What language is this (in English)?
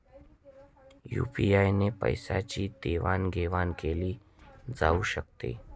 Marathi